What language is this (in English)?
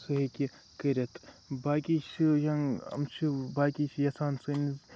Kashmiri